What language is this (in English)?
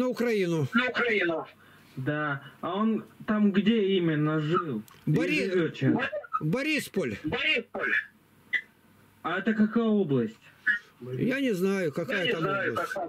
Russian